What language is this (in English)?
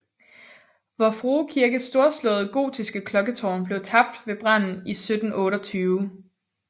Danish